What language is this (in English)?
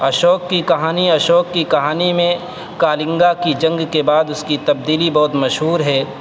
Urdu